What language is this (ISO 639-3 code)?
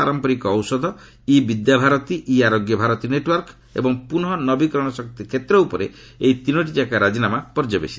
ori